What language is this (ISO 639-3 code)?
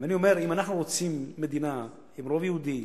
heb